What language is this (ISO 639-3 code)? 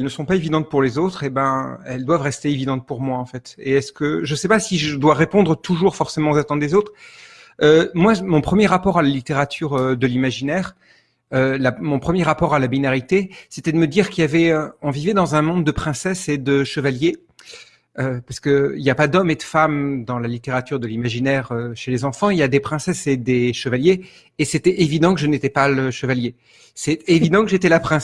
fra